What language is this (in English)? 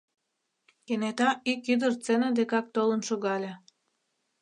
Mari